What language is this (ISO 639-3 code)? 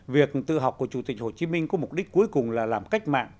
vie